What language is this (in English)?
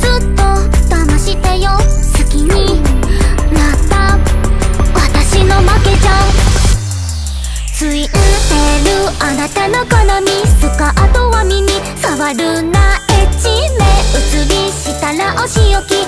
Japanese